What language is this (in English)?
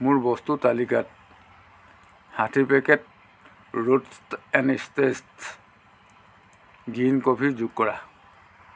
Assamese